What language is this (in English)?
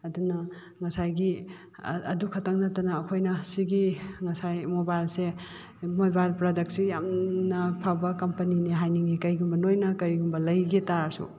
Manipuri